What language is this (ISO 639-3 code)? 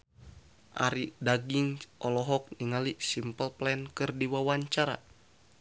sun